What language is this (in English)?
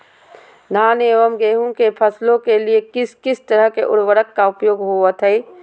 Magahi